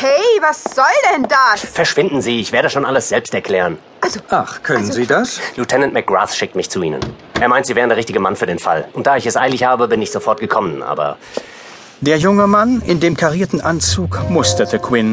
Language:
German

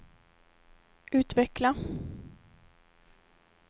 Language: Swedish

